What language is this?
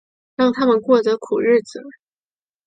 Chinese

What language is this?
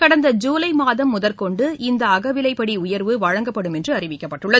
Tamil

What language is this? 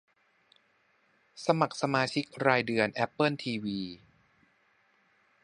Thai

